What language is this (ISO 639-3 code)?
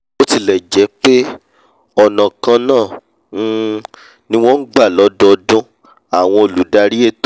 yor